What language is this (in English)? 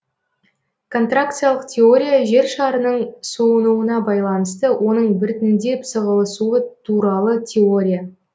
Kazakh